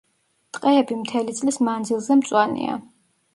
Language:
Georgian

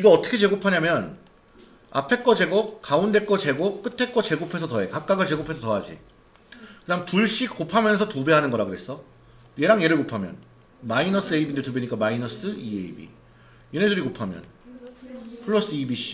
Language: Korean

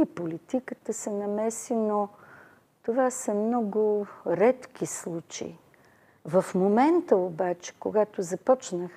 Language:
Bulgarian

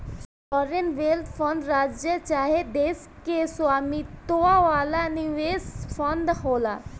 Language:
Bhojpuri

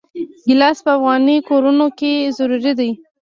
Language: Pashto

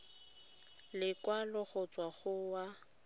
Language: Tswana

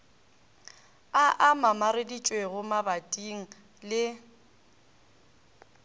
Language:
Northern Sotho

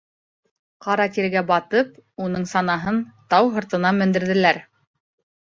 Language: Bashkir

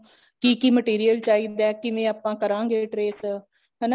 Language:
Punjabi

